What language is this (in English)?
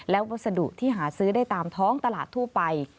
Thai